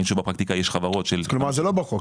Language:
Hebrew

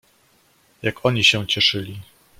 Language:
Polish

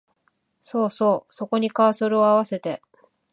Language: Japanese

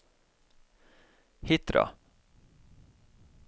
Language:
Norwegian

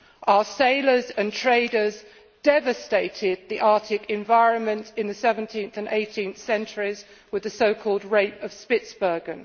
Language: English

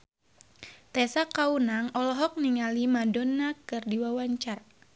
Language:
Sundanese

